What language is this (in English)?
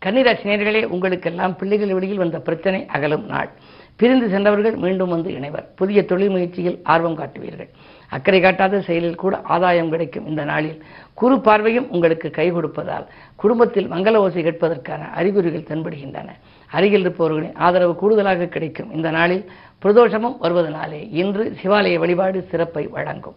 Tamil